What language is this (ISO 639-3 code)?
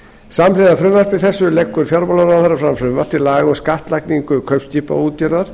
isl